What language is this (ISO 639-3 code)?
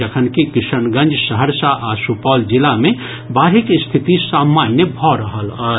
mai